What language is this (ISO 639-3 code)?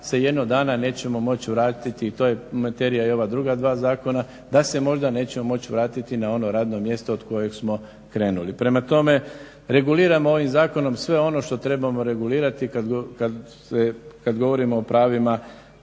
hrv